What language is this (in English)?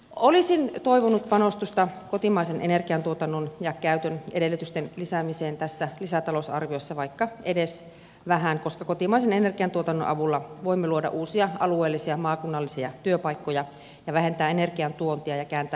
Finnish